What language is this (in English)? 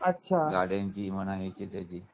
Marathi